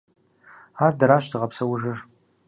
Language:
Kabardian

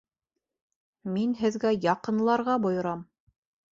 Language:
Bashkir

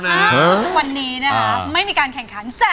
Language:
Thai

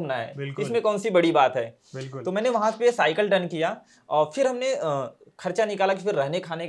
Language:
Hindi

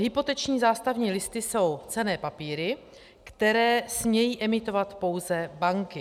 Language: Czech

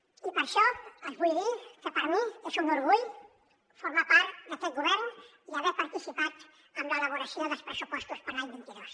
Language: Catalan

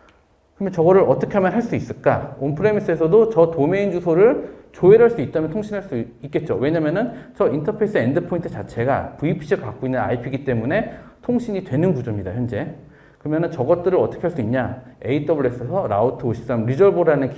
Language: Korean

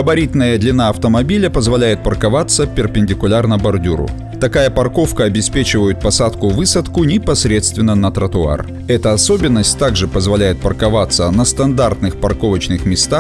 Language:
Russian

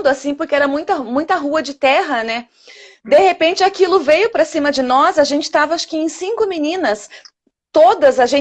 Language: Portuguese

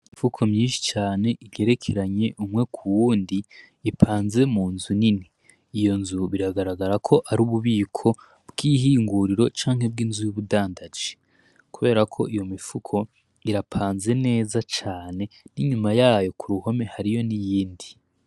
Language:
Rundi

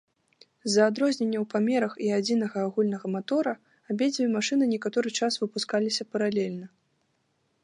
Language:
Belarusian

